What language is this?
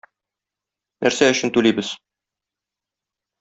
Tatar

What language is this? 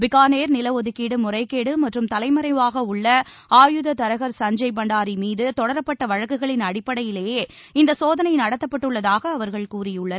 Tamil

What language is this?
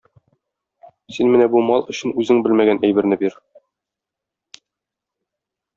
Tatar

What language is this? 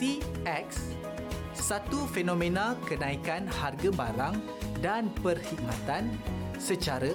Malay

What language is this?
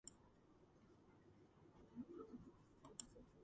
Georgian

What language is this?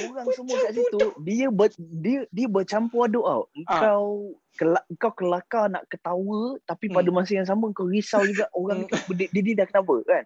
Malay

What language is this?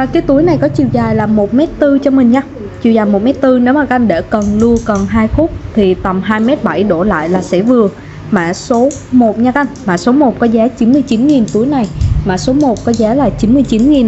Vietnamese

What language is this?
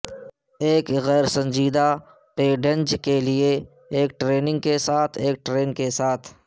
Urdu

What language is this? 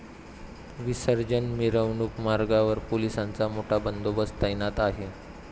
Marathi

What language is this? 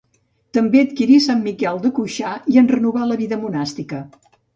Catalan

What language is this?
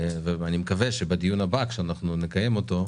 Hebrew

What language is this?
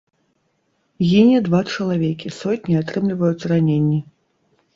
Belarusian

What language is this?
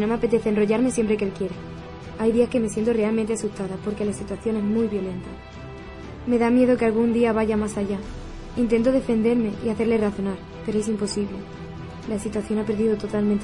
Spanish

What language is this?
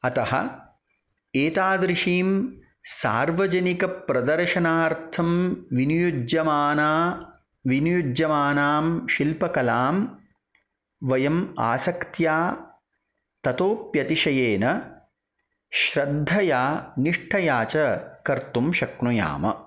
Sanskrit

